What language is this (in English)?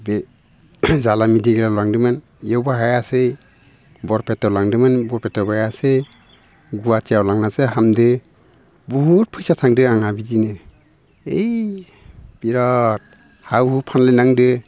Bodo